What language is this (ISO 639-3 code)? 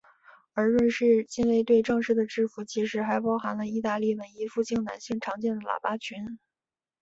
zho